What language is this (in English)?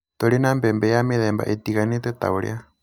Kikuyu